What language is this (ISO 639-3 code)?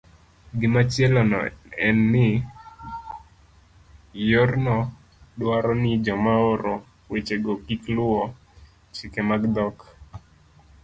luo